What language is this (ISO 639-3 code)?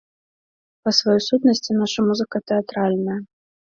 bel